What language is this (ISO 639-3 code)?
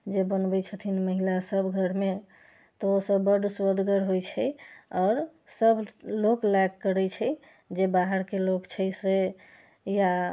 mai